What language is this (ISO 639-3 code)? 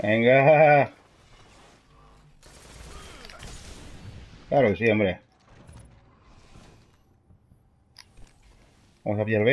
spa